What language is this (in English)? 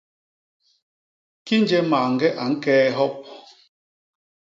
Basaa